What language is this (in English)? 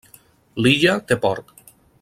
Catalan